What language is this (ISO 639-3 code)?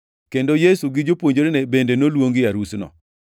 luo